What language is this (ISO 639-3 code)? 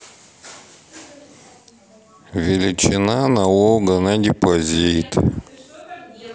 rus